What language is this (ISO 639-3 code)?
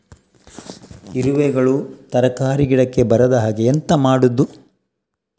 kan